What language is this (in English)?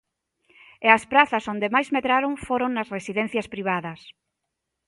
Galician